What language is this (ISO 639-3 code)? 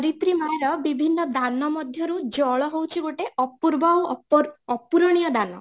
ori